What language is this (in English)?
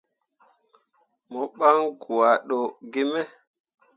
Mundang